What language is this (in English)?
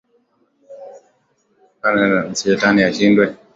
Swahili